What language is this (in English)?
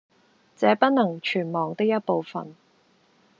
Cantonese